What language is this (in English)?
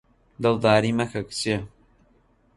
Central Kurdish